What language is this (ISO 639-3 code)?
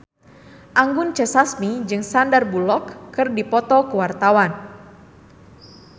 sun